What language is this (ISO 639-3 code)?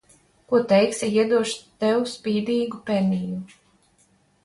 lav